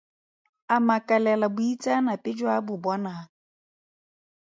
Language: Tswana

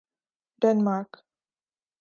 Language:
Urdu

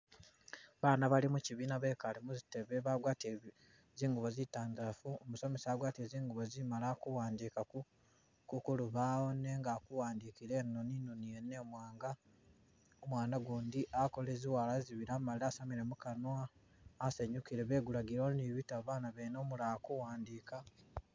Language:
Masaaba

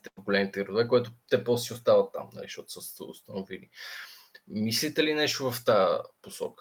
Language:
Bulgarian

